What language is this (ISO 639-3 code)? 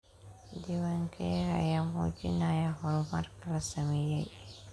som